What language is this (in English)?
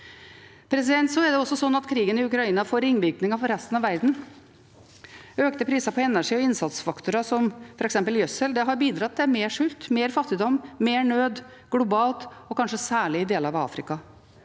Norwegian